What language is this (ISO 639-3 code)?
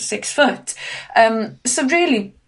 cym